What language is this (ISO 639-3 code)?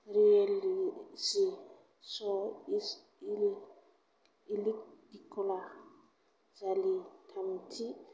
brx